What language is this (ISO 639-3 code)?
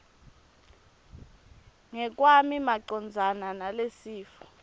ssw